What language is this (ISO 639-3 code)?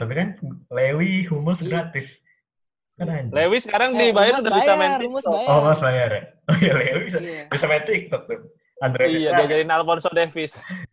ind